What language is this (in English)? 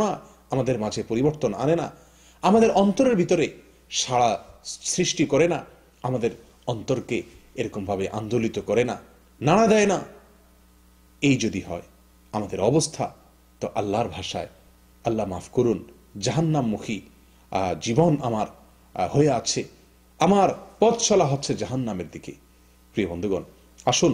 Arabic